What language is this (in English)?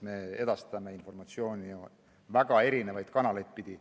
Estonian